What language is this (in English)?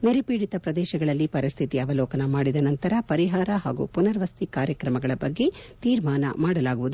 Kannada